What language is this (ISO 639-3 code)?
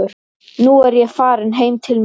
isl